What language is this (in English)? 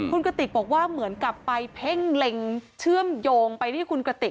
Thai